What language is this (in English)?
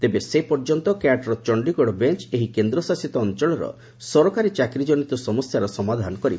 Odia